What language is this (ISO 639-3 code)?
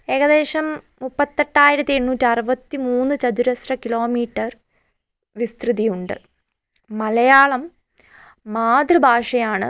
mal